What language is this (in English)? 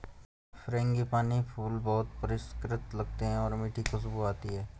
Hindi